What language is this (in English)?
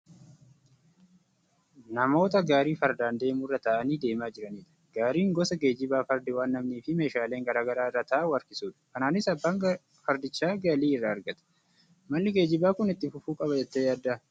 Oromo